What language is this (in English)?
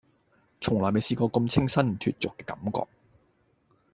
Cantonese